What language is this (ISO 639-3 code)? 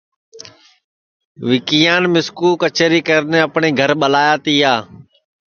ssi